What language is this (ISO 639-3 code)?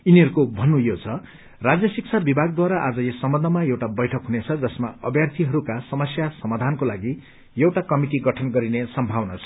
nep